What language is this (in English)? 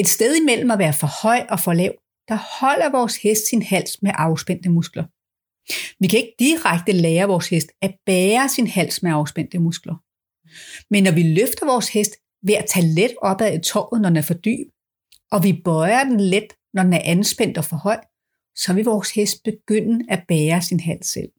Danish